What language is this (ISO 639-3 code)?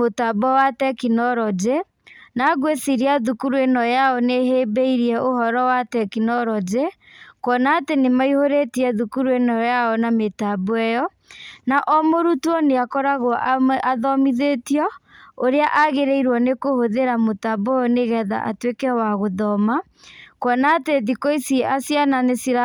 kik